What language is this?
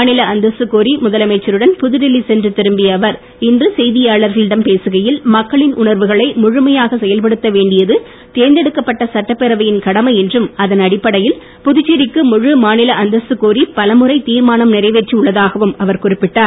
Tamil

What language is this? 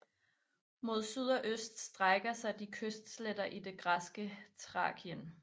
Danish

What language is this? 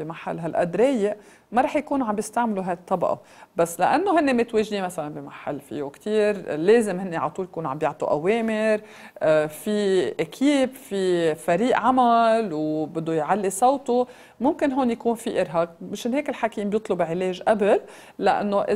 Arabic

